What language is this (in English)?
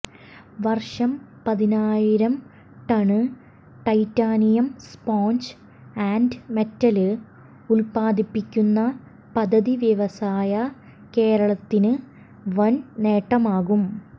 Malayalam